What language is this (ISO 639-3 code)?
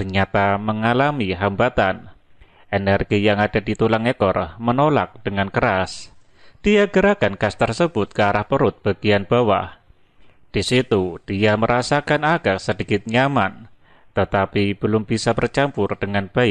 ind